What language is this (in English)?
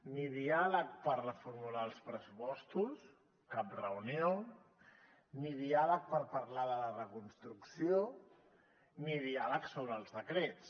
Catalan